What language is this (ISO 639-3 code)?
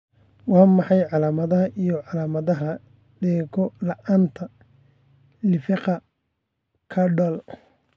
som